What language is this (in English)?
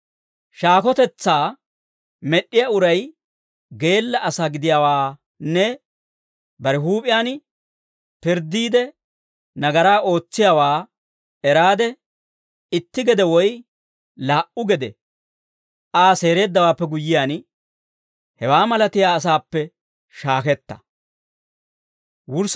Dawro